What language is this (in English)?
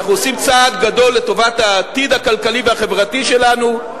Hebrew